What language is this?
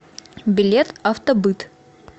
Russian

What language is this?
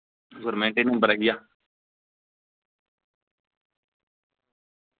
Dogri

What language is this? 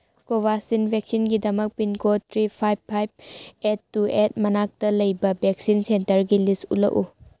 Manipuri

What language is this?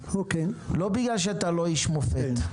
Hebrew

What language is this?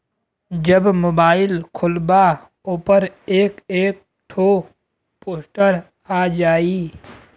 Bhojpuri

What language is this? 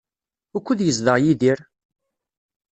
Kabyle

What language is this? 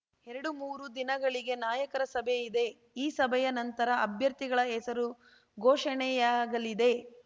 Kannada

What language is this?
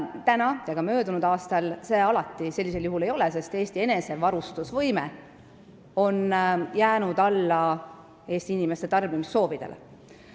Estonian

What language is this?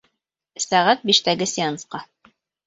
Bashkir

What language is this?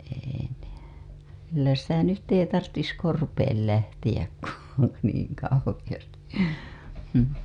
Finnish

